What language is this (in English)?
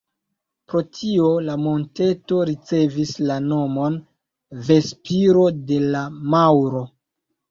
Esperanto